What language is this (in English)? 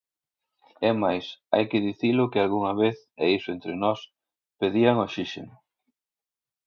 Galician